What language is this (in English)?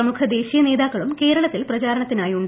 Malayalam